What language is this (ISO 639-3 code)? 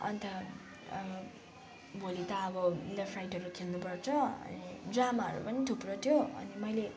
nep